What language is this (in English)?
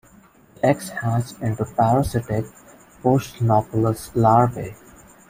English